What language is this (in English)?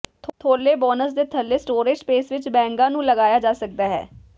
Punjabi